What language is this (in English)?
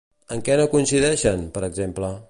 Catalan